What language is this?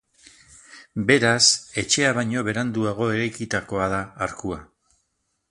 Basque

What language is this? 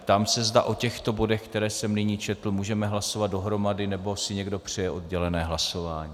Czech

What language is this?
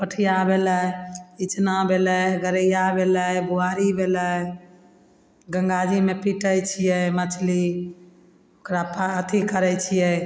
Maithili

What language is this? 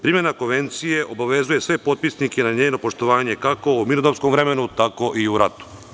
Serbian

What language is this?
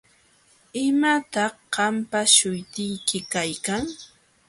Jauja Wanca Quechua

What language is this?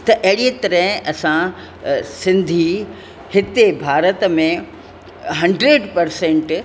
Sindhi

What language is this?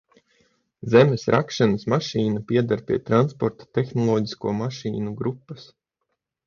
Latvian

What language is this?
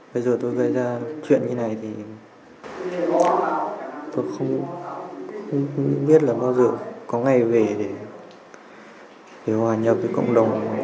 Vietnamese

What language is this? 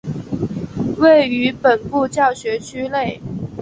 Chinese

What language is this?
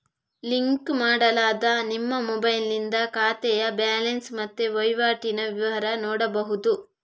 Kannada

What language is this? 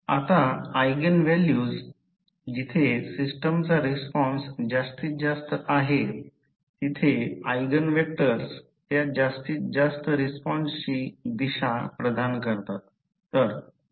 Marathi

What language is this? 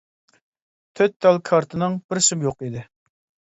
Uyghur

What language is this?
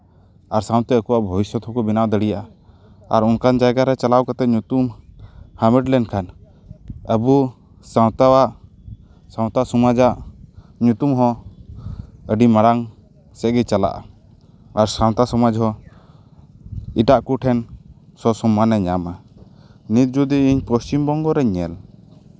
Santali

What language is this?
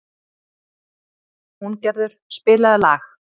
Icelandic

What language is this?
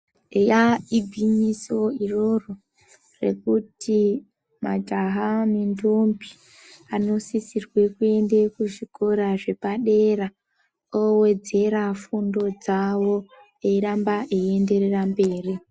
Ndau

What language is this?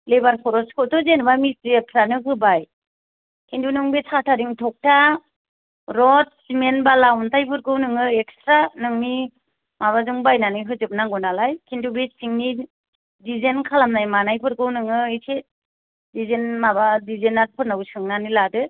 Bodo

